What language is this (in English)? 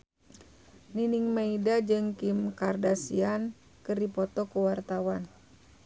Sundanese